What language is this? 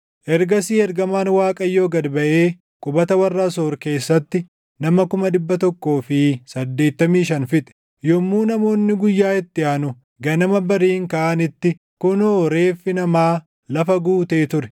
Oromo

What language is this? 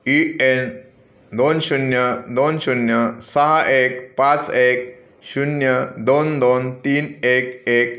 Marathi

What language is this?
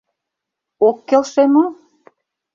Mari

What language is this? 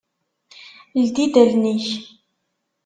Kabyle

